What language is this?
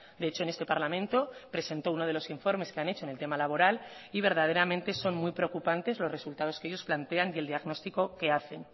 Spanish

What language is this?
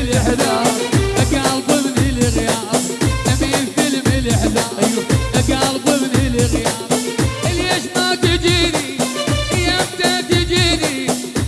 Arabic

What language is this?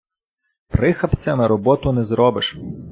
Ukrainian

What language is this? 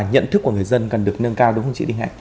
Vietnamese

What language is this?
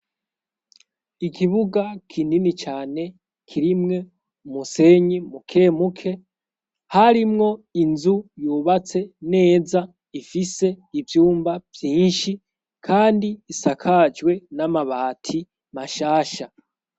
Rundi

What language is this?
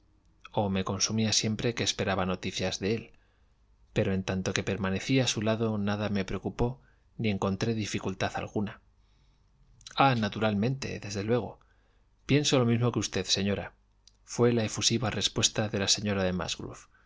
Spanish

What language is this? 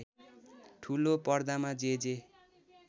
Nepali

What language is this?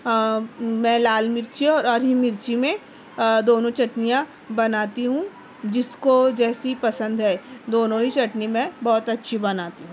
Urdu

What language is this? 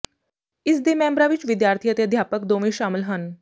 Punjabi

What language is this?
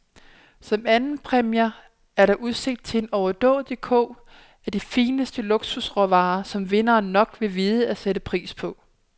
Danish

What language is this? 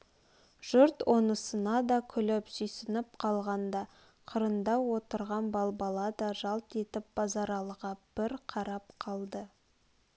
Kazakh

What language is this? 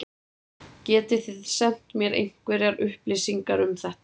Icelandic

